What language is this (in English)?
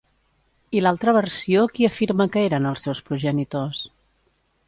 Catalan